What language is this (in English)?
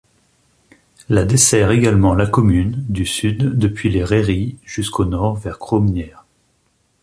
French